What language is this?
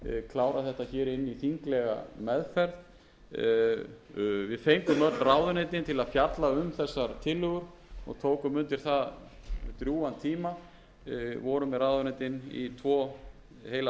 Icelandic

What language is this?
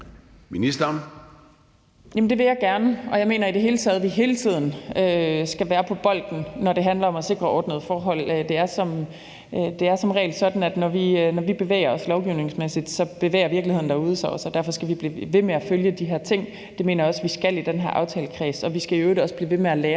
Danish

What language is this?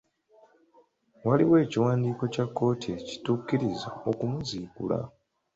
Ganda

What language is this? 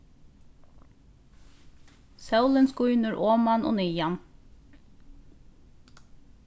Faroese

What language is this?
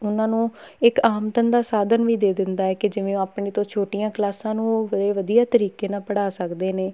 Punjabi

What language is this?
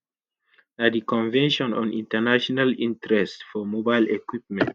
Nigerian Pidgin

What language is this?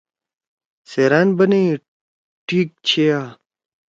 Torwali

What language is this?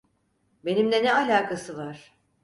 Turkish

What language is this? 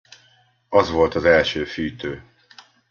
Hungarian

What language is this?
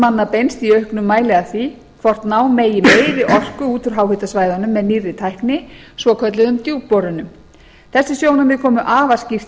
Icelandic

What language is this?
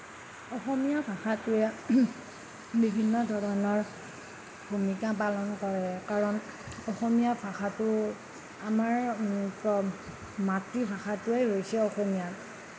Assamese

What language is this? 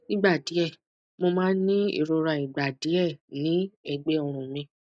Yoruba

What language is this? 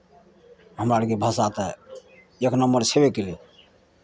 Maithili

